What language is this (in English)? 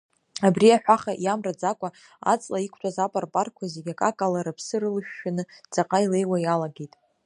Abkhazian